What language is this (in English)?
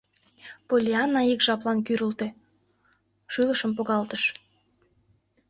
Mari